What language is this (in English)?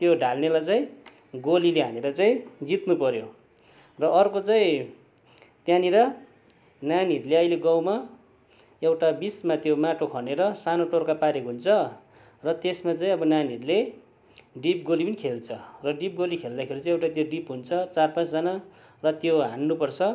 Nepali